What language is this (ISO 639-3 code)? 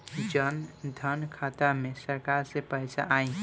bho